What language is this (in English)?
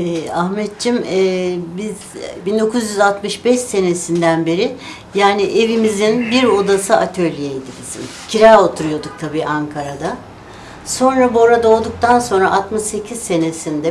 Turkish